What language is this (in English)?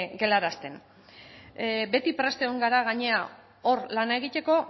Basque